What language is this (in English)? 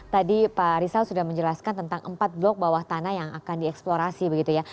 Indonesian